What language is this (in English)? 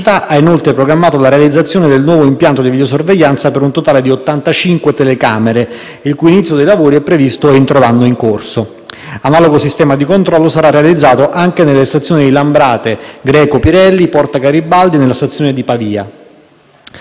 Italian